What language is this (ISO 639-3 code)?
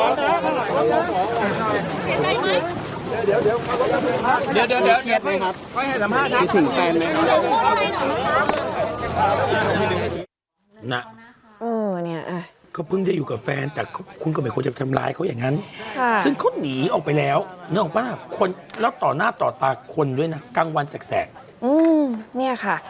tha